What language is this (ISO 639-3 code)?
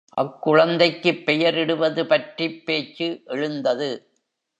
tam